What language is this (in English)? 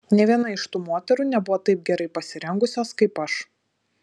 Lithuanian